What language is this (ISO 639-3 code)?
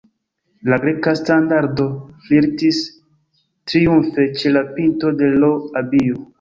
epo